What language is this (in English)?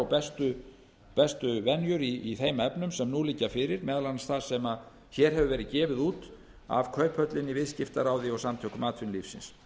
Icelandic